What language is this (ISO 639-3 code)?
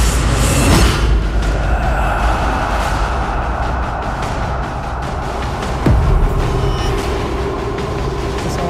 tha